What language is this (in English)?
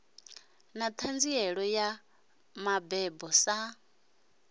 Venda